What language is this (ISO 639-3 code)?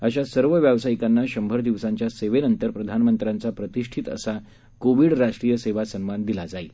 mar